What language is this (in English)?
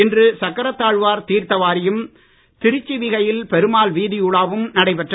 Tamil